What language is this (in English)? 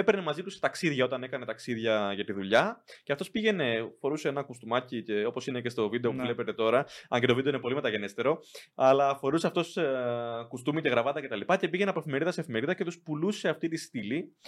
Greek